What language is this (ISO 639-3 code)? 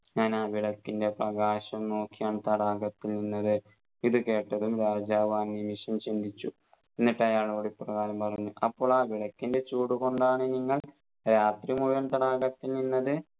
mal